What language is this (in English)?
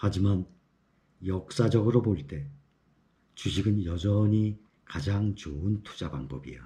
Korean